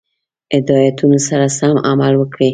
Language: Pashto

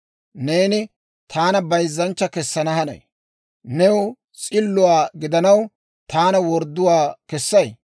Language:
Dawro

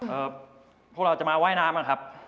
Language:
Thai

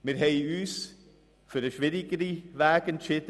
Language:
Swiss German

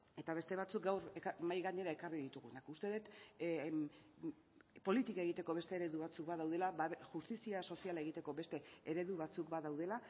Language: Basque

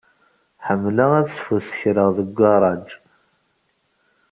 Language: Kabyle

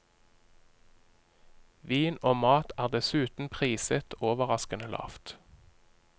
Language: Norwegian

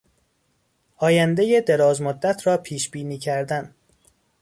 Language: Persian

